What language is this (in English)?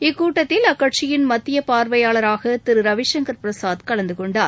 Tamil